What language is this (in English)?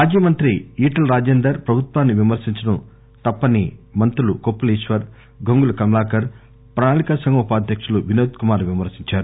Telugu